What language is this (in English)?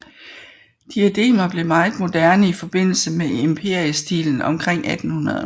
Danish